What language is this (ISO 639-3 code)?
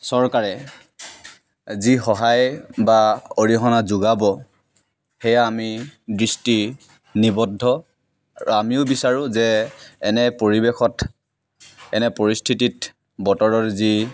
asm